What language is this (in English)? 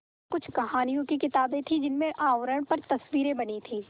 Hindi